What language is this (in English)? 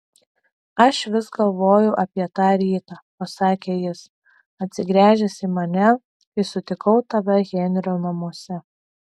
Lithuanian